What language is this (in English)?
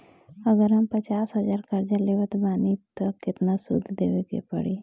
Bhojpuri